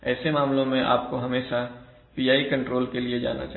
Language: Hindi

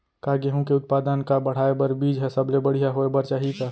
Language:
Chhattisgarhi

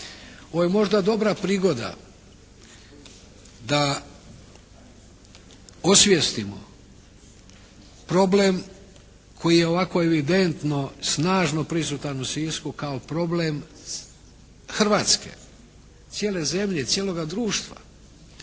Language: Croatian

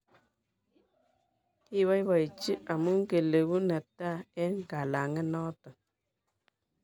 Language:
Kalenjin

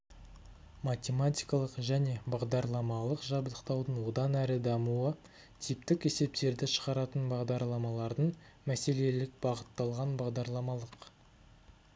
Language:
Kazakh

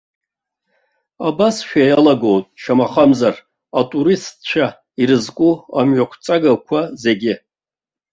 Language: Abkhazian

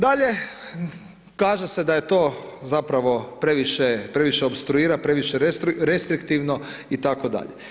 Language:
Croatian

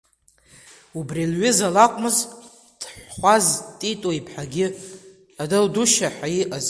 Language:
Abkhazian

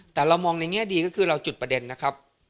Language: Thai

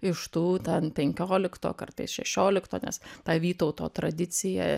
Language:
Lithuanian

